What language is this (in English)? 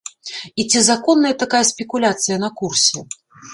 Belarusian